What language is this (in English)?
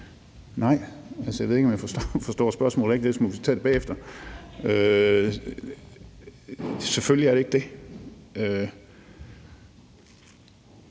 Danish